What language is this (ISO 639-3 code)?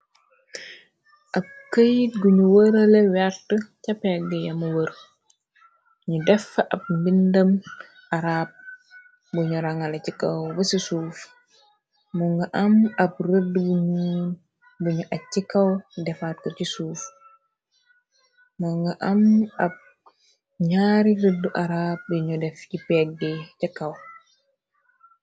wol